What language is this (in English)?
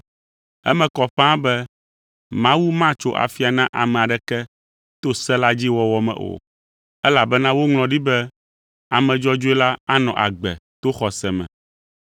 Ewe